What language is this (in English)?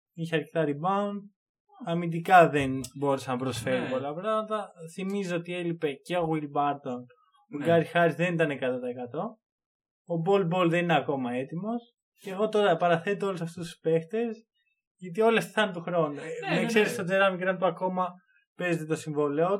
Greek